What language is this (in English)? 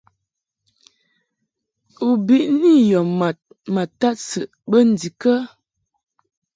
Mungaka